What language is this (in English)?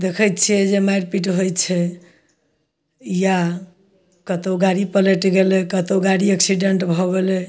Maithili